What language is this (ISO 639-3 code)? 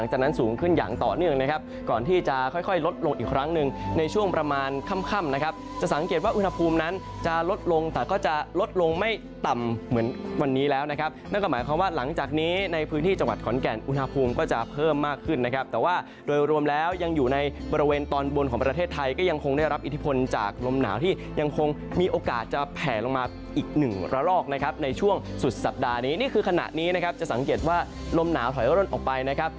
tha